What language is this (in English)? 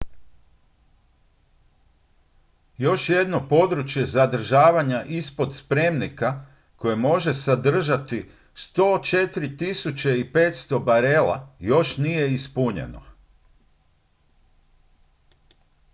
Croatian